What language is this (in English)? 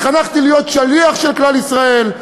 Hebrew